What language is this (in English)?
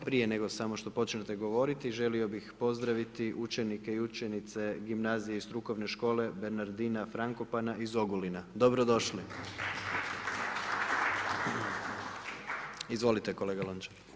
Croatian